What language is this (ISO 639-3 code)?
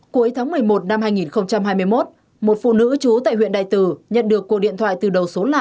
vie